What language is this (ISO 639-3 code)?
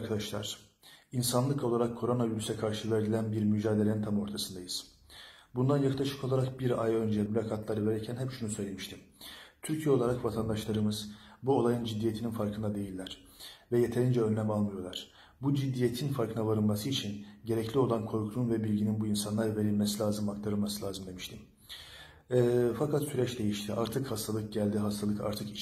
tur